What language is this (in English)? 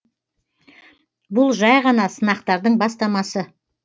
Kazakh